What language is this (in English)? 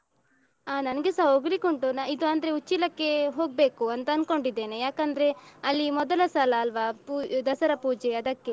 Kannada